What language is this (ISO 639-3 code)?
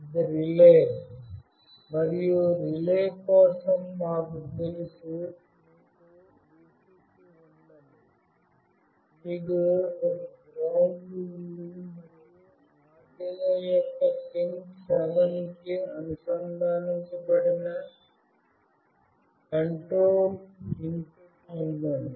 tel